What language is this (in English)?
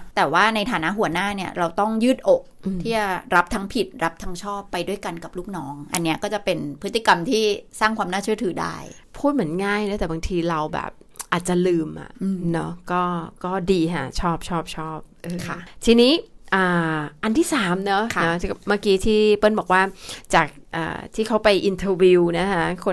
Thai